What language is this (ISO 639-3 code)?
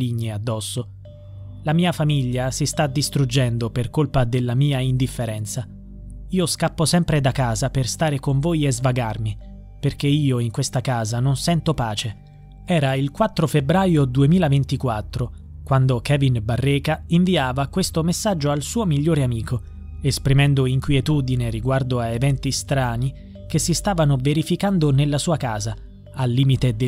ita